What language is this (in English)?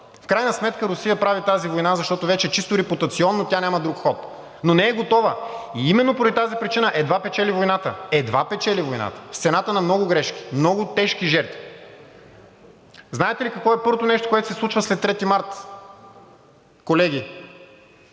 Bulgarian